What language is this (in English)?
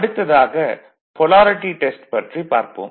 Tamil